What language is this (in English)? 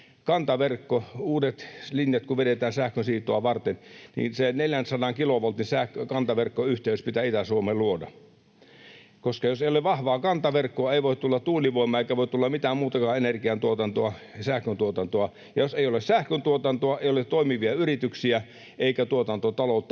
Finnish